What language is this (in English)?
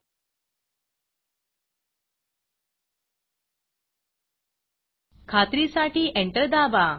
Marathi